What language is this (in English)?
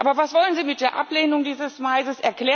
German